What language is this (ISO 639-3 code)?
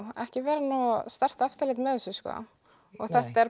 isl